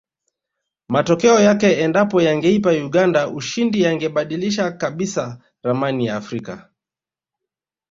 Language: Swahili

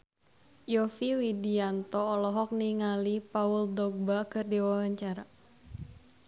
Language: Sundanese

